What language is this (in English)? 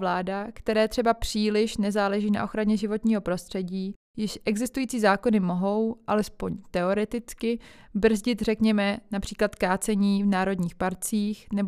Czech